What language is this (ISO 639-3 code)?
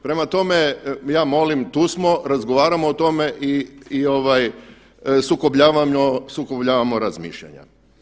hrv